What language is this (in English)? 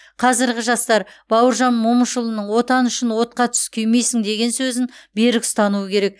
Kazakh